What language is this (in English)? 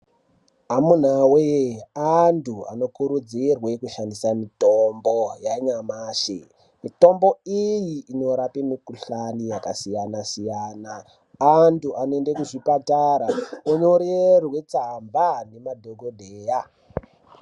Ndau